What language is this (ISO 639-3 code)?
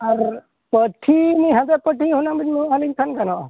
sat